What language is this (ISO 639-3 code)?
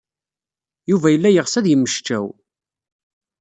kab